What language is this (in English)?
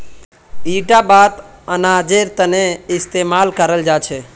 Magahi